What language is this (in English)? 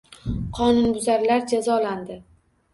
Uzbek